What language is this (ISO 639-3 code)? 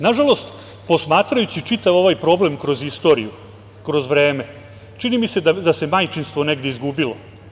srp